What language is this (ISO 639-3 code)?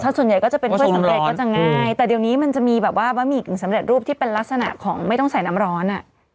tha